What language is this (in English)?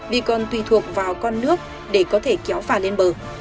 Vietnamese